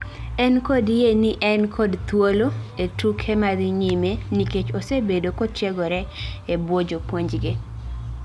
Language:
Luo (Kenya and Tanzania)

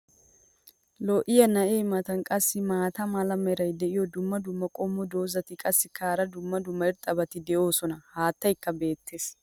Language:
Wolaytta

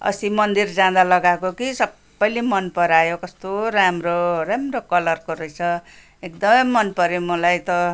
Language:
Nepali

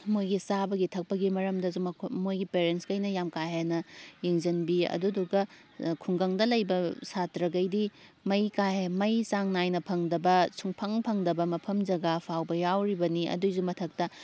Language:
Manipuri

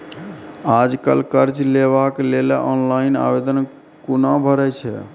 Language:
Maithili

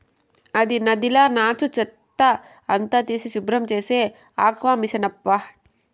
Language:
Telugu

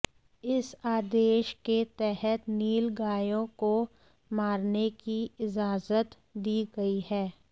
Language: Hindi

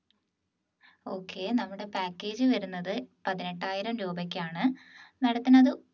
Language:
Malayalam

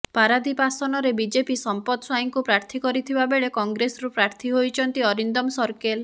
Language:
Odia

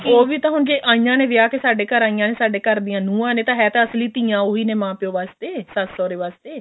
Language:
Punjabi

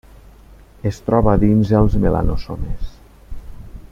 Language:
Catalan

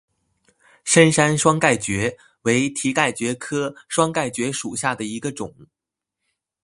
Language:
Chinese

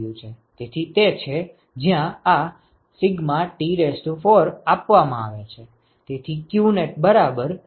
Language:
Gujarati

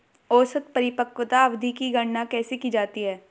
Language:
Hindi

